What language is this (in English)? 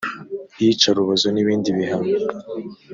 Kinyarwanda